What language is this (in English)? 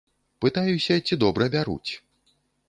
Belarusian